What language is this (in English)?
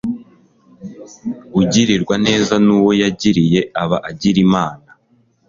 Kinyarwanda